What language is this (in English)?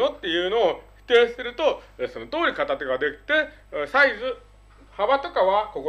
Japanese